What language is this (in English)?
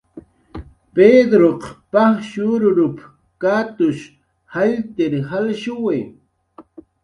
Jaqaru